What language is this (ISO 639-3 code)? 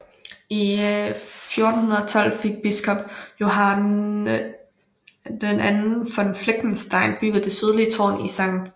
dan